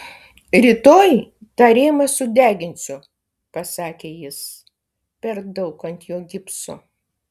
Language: Lithuanian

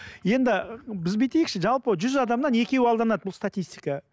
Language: Kazakh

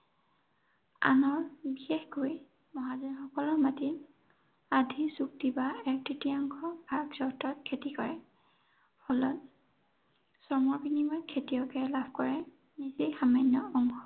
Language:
Assamese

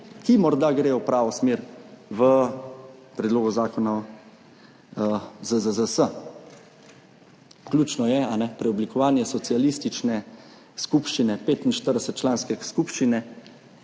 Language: Slovenian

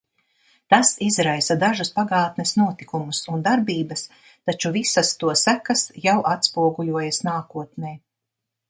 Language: Latvian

